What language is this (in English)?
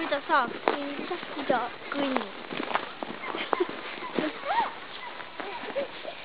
Latvian